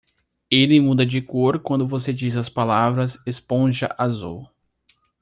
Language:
Portuguese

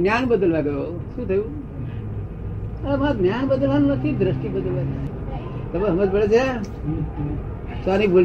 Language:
Gujarati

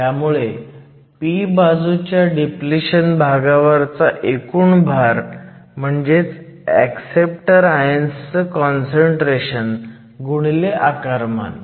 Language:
Marathi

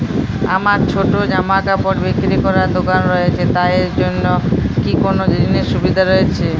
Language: Bangla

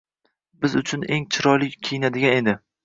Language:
Uzbek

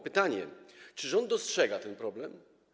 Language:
Polish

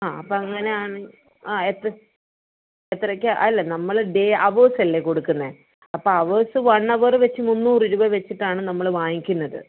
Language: Malayalam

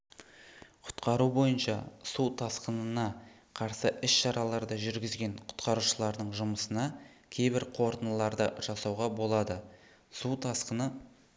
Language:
Kazakh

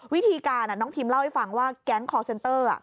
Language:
Thai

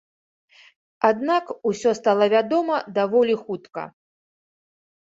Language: Belarusian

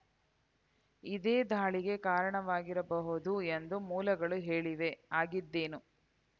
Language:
Kannada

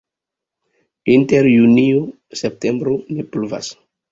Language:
Esperanto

